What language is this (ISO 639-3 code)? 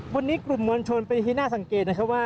tha